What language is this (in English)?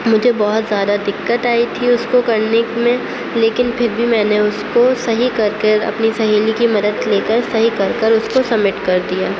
Urdu